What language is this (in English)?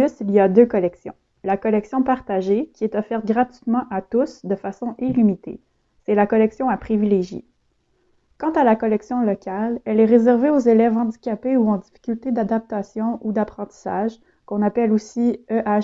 French